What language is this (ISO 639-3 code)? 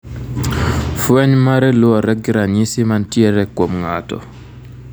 luo